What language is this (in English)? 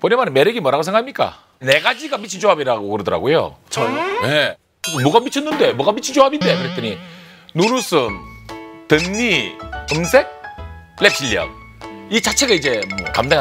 Korean